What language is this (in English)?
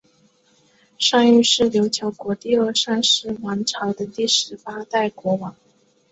Chinese